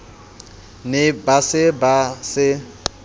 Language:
Southern Sotho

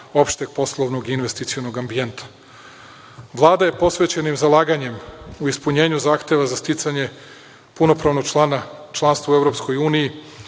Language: Serbian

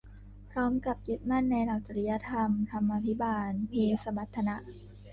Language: Thai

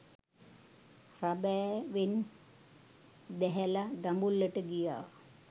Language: Sinhala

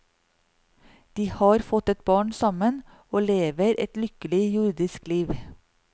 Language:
Norwegian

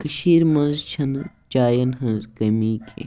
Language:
Kashmiri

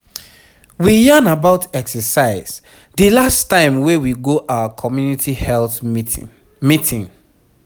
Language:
Nigerian Pidgin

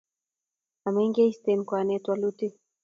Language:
Kalenjin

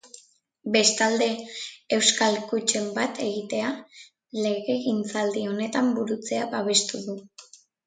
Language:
Basque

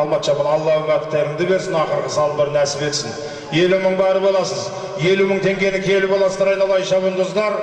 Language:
Turkish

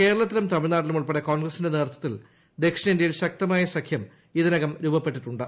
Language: Malayalam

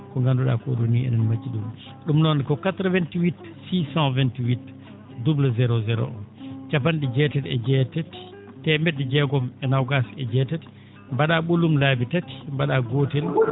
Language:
Fula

